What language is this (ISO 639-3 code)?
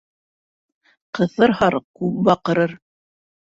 bak